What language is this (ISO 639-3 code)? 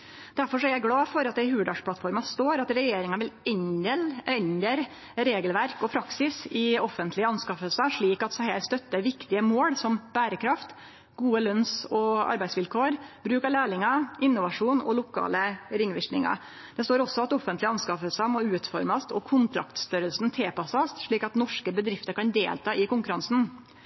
nno